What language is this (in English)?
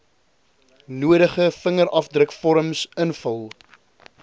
Afrikaans